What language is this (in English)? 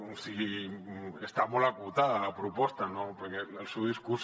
Catalan